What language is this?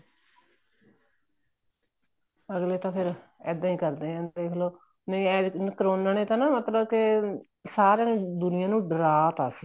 Punjabi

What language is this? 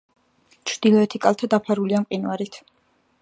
Georgian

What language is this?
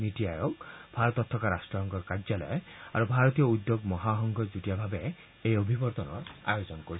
Assamese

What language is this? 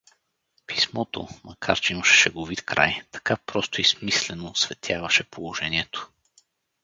Bulgarian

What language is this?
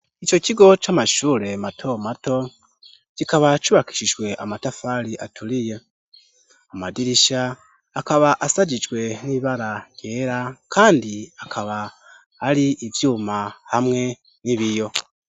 Rundi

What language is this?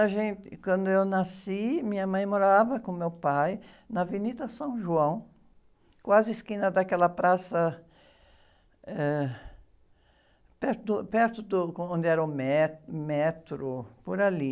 Portuguese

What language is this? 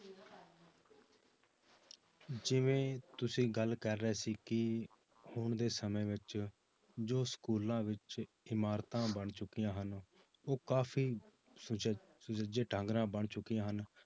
Punjabi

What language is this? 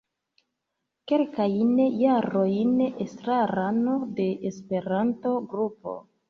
Esperanto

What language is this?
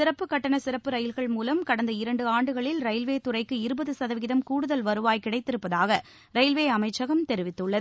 Tamil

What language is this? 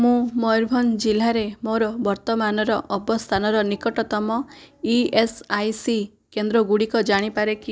Odia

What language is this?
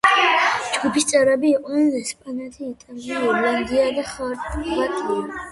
Georgian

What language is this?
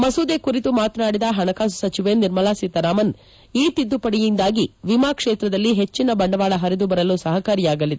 Kannada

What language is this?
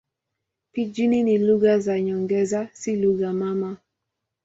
Swahili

